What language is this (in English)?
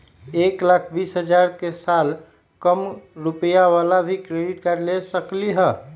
Magahi